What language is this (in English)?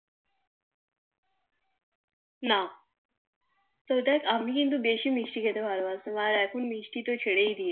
Bangla